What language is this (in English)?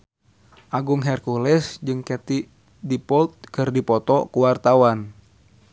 Sundanese